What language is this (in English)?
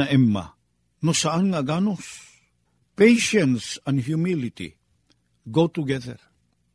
Filipino